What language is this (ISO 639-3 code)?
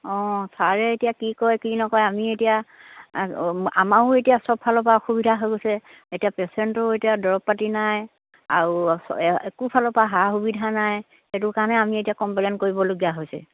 asm